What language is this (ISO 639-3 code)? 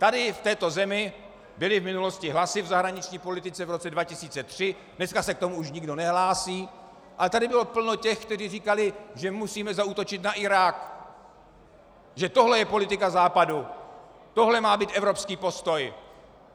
ces